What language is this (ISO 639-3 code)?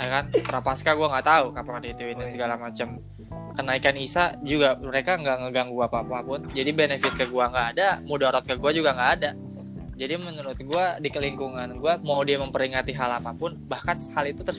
ind